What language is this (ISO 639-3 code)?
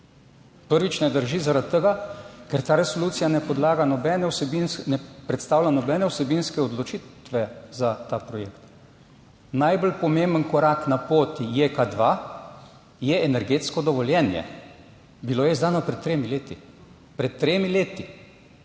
slv